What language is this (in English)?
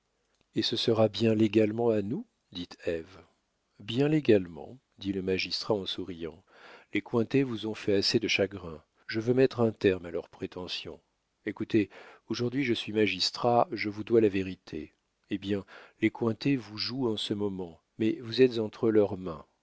French